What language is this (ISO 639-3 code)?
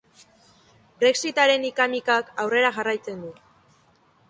eus